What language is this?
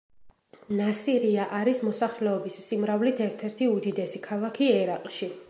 Georgian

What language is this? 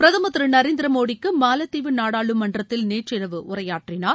Tamil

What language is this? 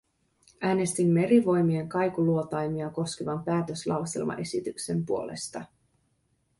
Finnish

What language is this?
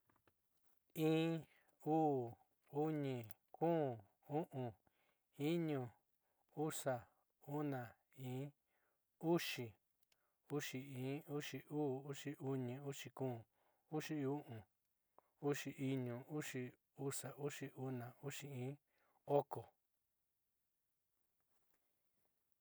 Southeastern Nochixtlán Mixtec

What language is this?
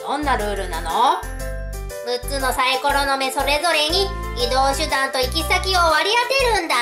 Japanese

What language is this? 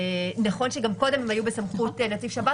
Hebrew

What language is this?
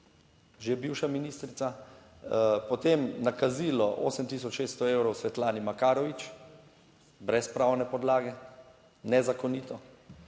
Slovenian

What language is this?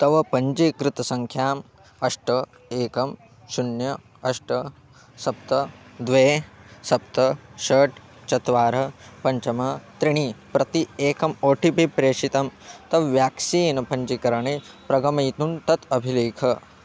Sanskrit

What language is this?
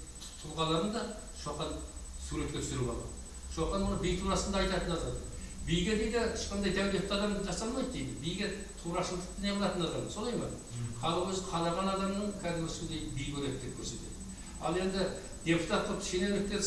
Turkish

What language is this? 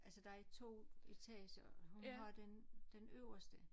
Danish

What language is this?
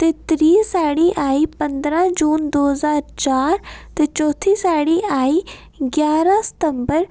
Dogri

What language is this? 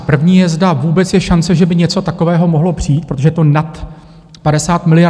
Czech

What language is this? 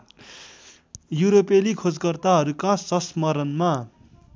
Nepali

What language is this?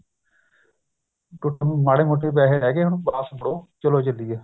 Punjabi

